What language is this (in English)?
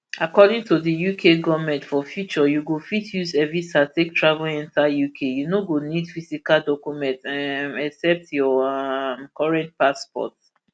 Nigerian Pidgin